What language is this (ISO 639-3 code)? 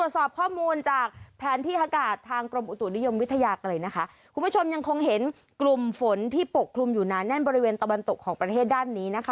tha